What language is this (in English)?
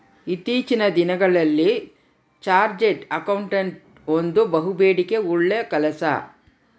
Kannada